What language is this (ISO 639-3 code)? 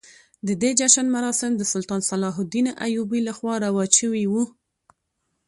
pus